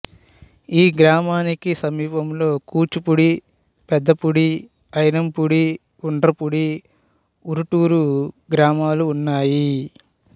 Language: Telugu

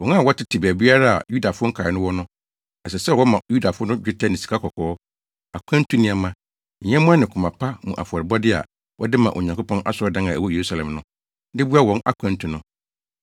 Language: Akan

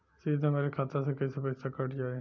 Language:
Bhojpuri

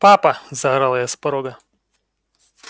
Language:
Russian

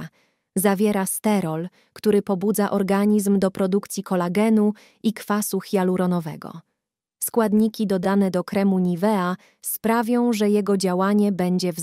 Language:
Polish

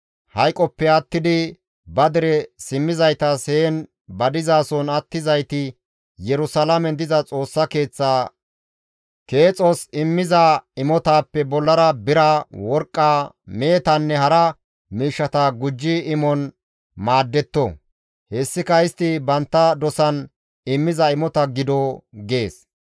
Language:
Gamo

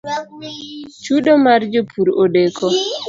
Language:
Luo (Kenya and Tanzania)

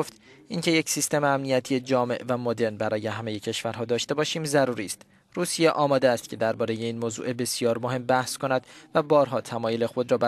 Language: Persian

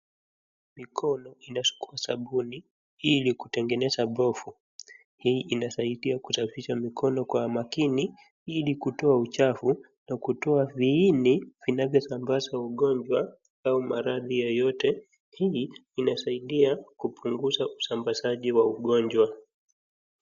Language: Swahili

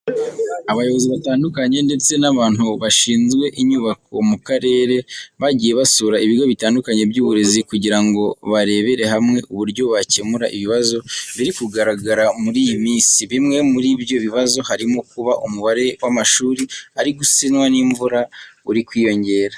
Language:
Kinyarwanda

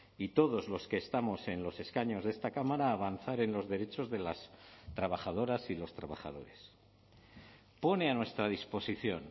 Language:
Spanish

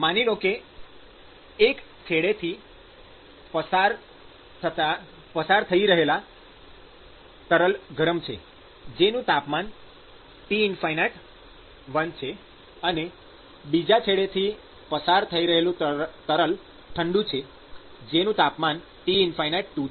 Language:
Gujarati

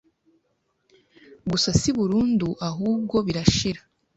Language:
Kinyarwanda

